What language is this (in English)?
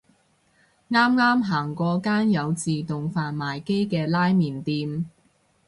Cantonese